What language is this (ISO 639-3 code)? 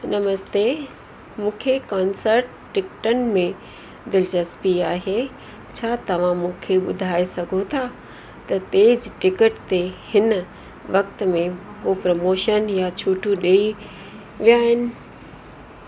snd